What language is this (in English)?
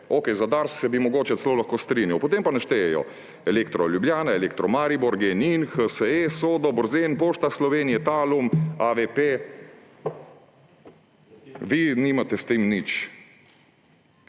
Slovenian